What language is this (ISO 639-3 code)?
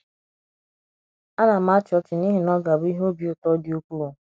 ibo